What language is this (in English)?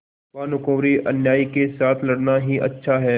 Hindi